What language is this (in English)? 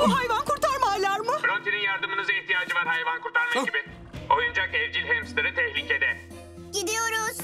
Turkish